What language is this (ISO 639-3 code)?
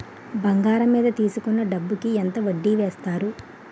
tel